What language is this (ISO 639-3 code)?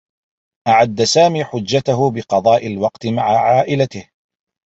ara